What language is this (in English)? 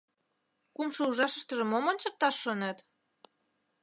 Mari